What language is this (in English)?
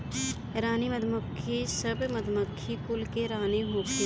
Bhojpuri